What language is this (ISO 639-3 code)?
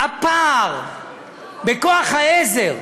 heb